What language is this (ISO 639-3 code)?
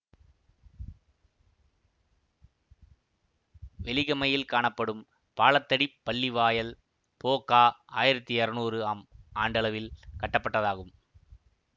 tam